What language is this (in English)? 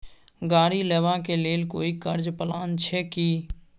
Maithili